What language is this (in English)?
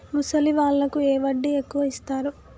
Telugu